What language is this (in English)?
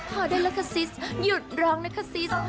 Thai